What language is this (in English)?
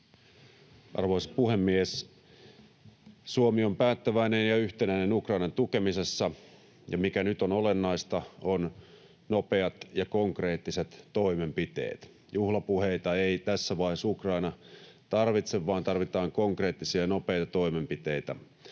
Finnish